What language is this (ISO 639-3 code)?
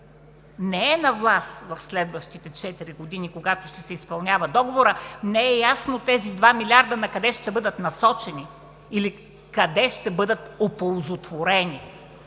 bul